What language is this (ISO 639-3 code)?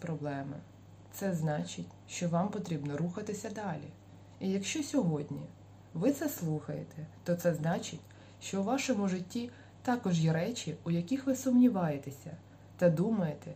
ukr